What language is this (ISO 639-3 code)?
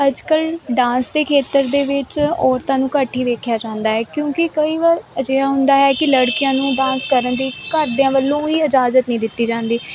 pan